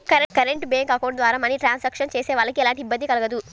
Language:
Telugu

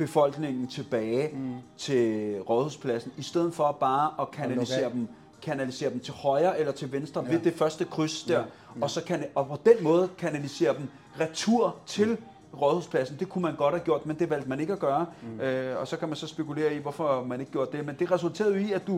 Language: Danish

